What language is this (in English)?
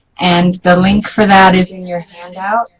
English